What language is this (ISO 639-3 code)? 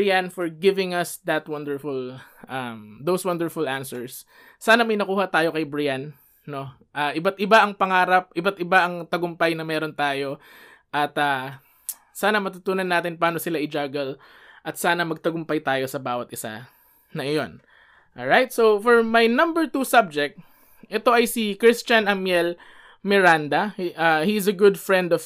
fil